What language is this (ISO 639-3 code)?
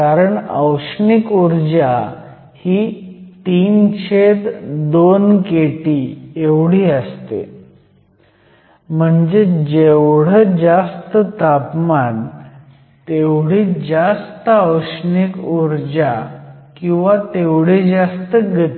mar